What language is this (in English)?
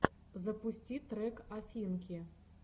Russian